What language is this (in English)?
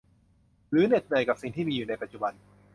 Thai